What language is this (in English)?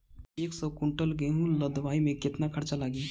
Bhojpuri